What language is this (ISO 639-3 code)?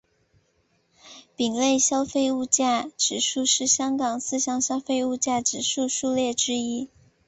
zho